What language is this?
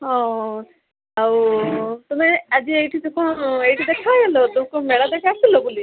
Odia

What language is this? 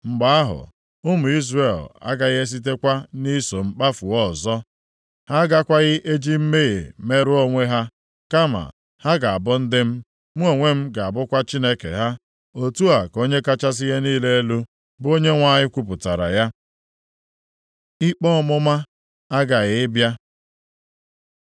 Igbo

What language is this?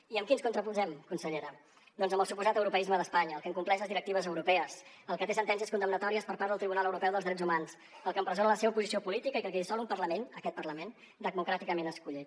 Catalan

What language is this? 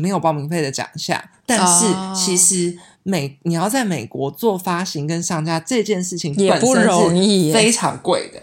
Chinese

